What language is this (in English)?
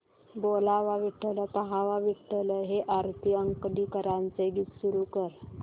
Marathi